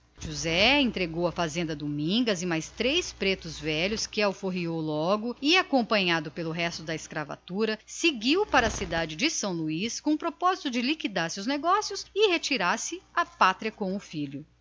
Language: Portuguese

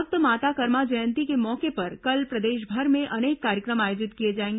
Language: Hindi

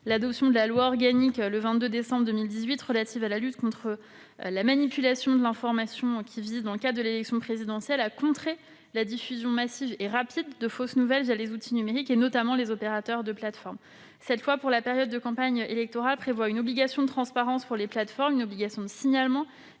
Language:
French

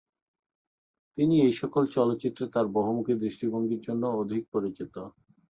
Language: Bangla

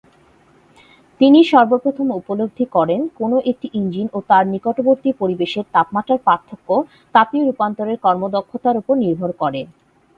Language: Bangla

